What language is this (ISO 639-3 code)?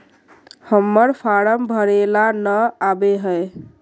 mag